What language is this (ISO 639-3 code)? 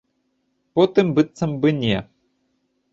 bel